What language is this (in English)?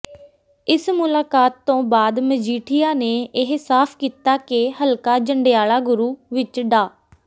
Punjabi